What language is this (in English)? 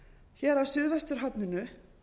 Icelandic